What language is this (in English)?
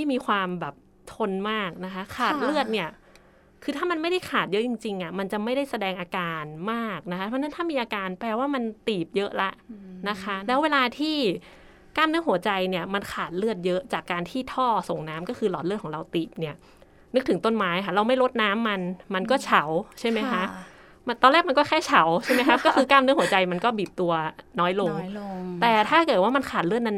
Thai